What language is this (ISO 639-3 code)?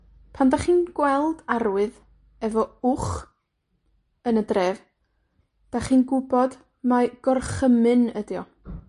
cym